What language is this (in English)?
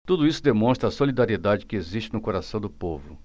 Portuguese